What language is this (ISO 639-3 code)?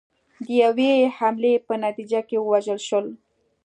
pus